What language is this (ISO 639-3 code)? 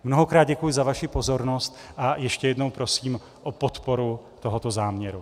ces